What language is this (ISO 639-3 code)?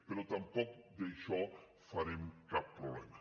cat